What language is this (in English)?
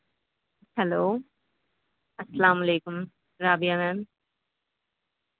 Urdu